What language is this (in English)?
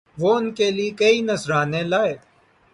Urdu